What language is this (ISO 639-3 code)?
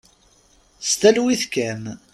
kab